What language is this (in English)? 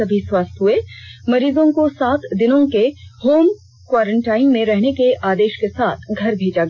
Hindi